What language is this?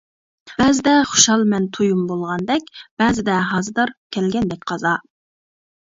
Uyghur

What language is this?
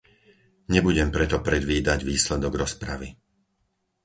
Slovak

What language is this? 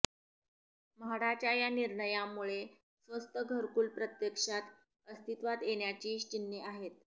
Marathi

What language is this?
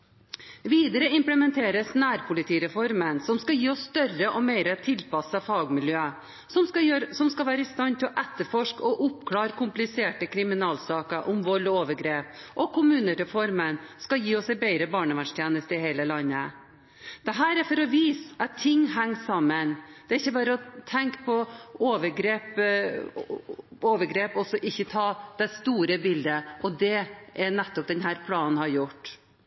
Norwegian Bokmål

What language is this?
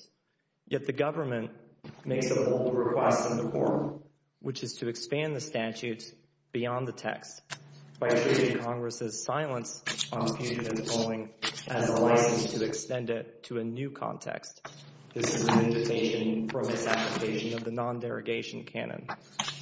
English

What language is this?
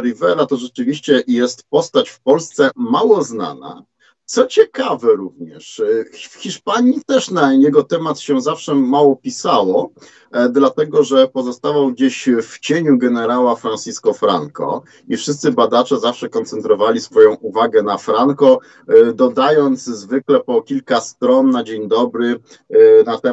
Polish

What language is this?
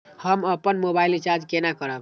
Maithili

